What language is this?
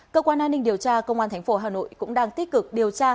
Vietnamese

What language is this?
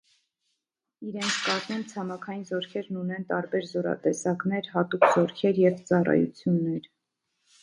Armenian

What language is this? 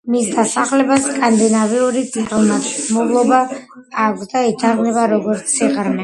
Georgian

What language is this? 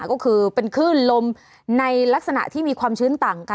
Thai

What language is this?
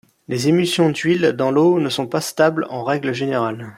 French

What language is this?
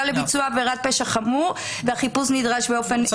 Hebrew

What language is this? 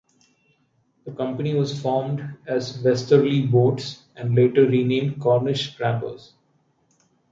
English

